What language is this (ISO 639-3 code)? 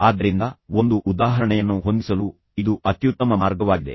kan